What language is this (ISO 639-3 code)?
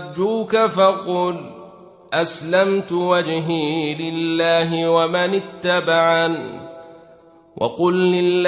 ara